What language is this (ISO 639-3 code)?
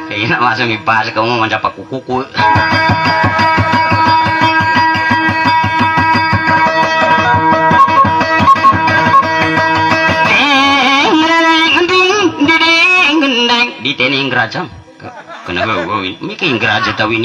ind